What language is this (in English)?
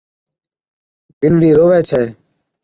Od